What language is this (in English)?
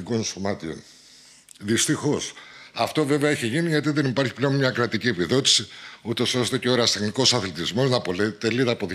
Greek